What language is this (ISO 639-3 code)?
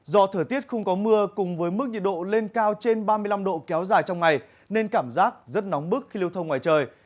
vie